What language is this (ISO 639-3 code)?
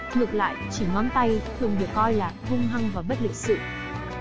vie